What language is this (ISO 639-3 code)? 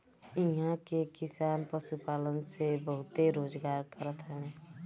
bho